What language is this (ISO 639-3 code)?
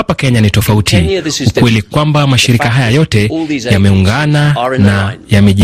swa